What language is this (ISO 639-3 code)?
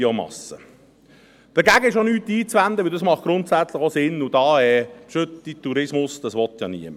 gsw